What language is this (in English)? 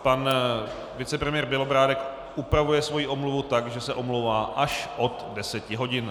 Czech